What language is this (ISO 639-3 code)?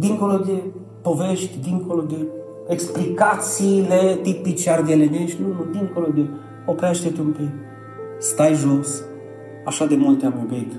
ron